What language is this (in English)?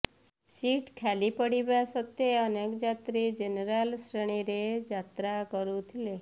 Odia